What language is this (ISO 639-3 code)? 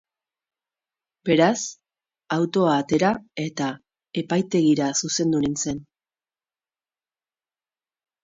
eus